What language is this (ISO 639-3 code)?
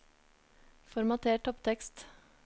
nor